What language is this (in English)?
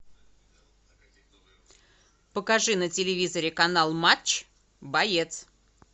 Russian